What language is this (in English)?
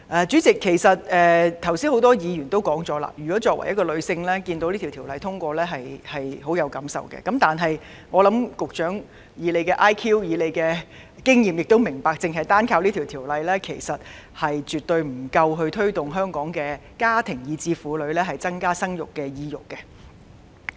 Cantonese